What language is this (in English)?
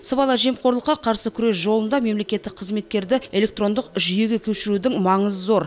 Kazakh